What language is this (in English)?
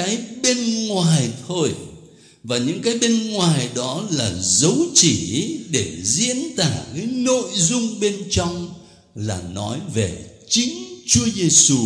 Vietnamese